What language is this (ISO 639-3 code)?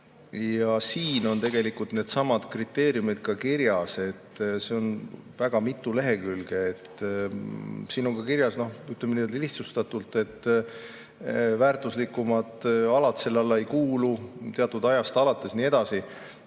est